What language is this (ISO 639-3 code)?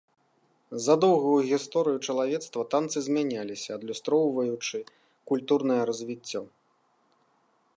bel